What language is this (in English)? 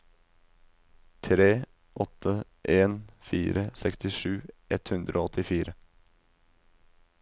Norwegian